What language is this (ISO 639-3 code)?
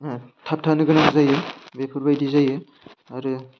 brx